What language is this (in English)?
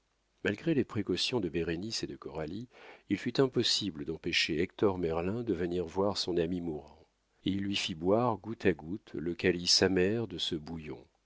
French